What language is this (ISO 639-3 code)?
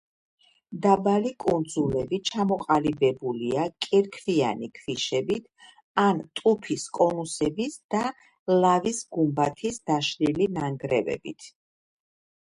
kat